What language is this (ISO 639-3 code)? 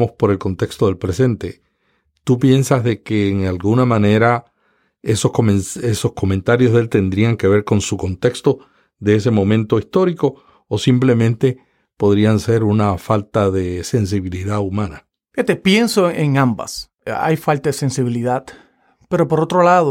spa